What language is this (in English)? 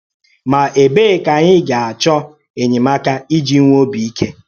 Igbo